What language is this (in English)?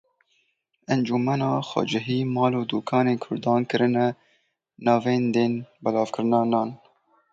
Kurdish